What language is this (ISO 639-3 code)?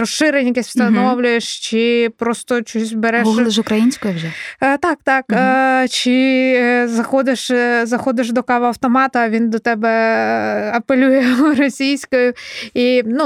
ukr